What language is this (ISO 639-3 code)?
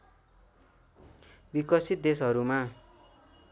nep